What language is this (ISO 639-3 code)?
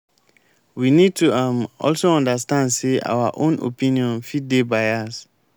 pcm